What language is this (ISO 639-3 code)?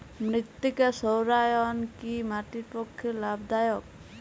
ben